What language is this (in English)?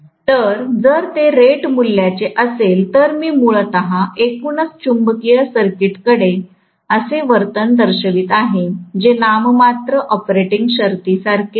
Marathi